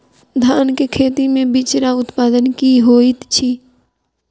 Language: Maithili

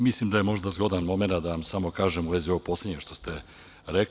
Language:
Serbian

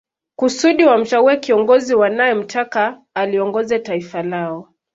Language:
Swahili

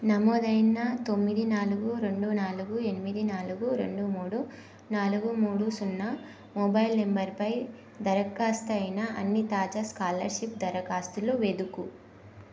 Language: Telugu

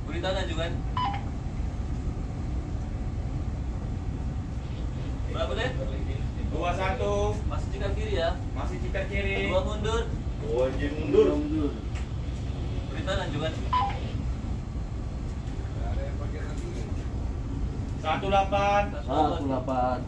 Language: Indonesian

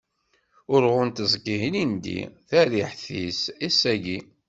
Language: Kabyle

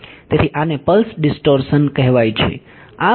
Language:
Gujarati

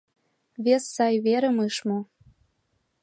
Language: Mari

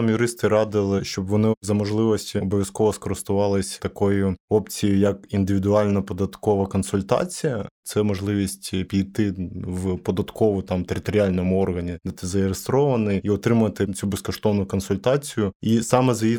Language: Ukrainian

